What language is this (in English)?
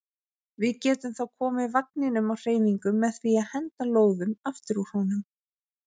Icelandic